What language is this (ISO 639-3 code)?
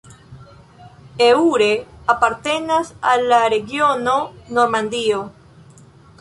epo